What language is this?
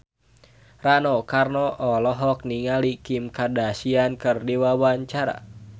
Sundanese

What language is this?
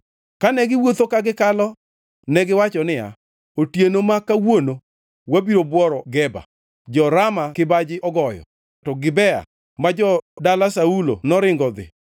Luo (Kenya and Tanzania)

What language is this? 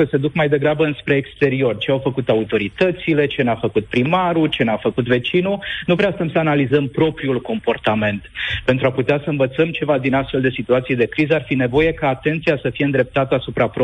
Romanian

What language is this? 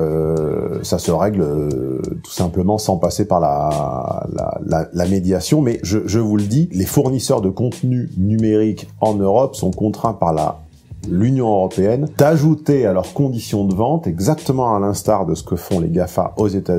French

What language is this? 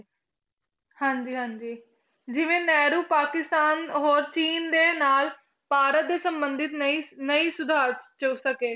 Punjabi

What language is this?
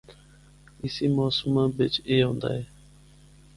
Northern Hindko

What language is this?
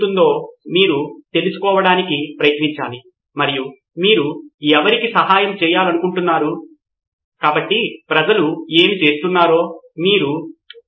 Telugu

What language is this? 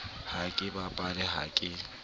Southern Sotho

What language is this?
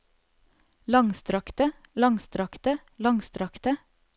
Norwegian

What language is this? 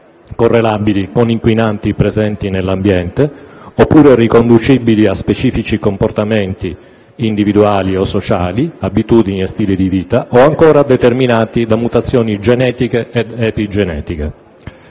Italian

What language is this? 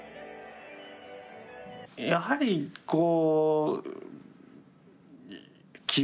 Japanese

